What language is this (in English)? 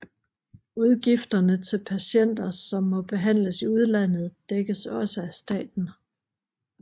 Danish